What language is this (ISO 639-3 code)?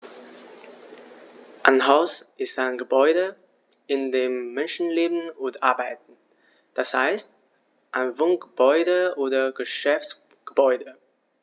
deu